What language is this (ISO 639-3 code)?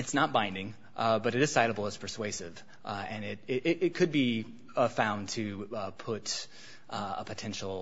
eng